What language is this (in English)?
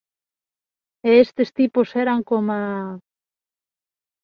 Galician